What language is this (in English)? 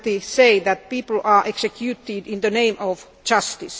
English